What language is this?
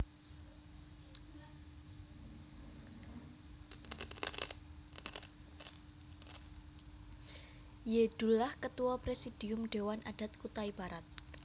Javanese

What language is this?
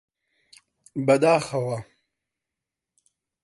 Central Kurdish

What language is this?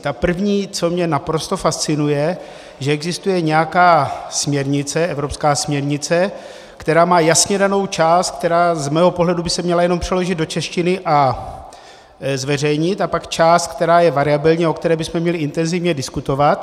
Czech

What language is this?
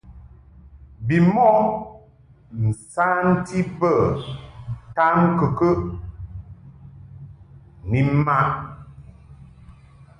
Mungaka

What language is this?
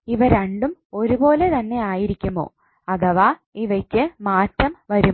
Malayalam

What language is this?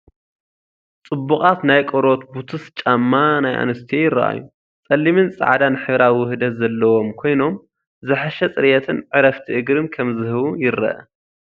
Tigrinya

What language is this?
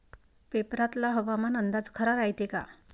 Marathi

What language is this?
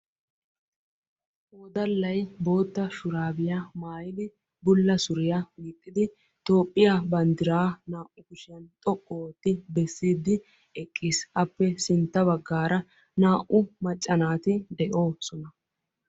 Wolaytta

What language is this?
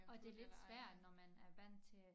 Danish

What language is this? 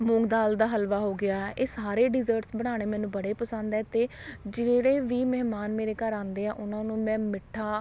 Punjabi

